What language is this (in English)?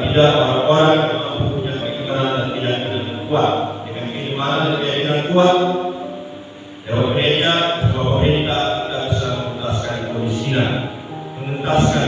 Indonesian